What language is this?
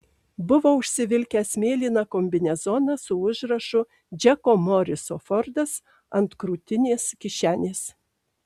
Lithuanian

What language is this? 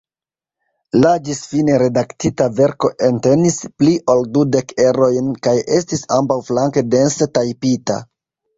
Esperanto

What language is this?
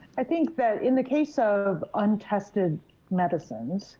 English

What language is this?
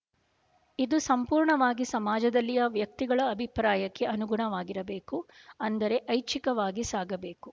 Kannada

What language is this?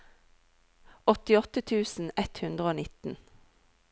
Norwegian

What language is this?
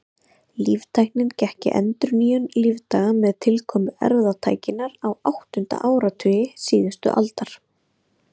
Icelandic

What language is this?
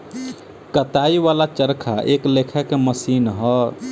Bhojpuri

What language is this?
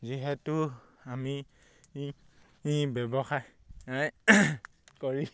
Assamese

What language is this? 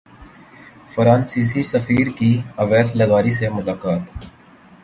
Urdu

